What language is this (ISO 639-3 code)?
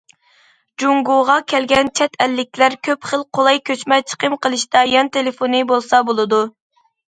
uig